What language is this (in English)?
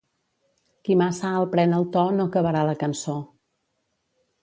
Catalan